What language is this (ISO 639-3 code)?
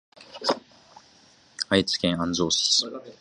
jpn